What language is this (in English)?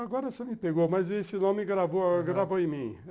Portuguese